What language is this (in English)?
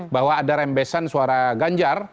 Indonesian